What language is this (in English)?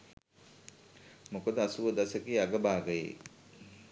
Sinhala